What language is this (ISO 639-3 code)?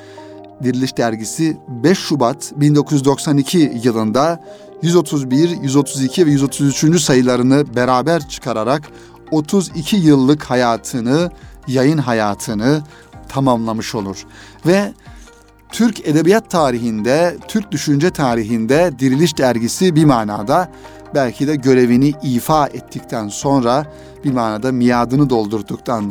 tur